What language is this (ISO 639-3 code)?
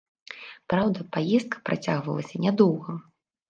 bel